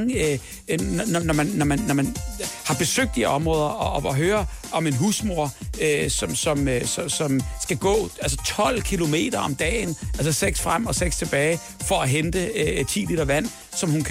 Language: Danish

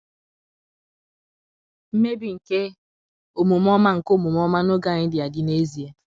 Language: Igbo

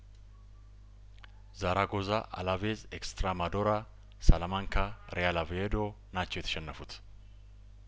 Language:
Amharic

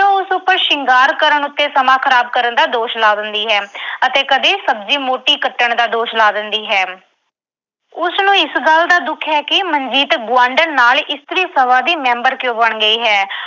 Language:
Punjabi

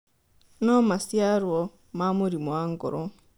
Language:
Kikuyu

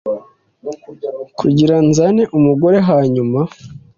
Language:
Kinyarwanda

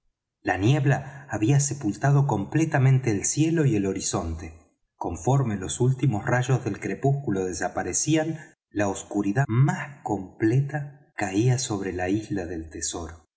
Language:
Spanish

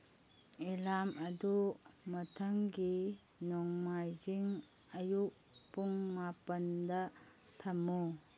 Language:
Manipuri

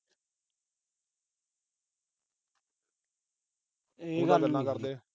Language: Punjabi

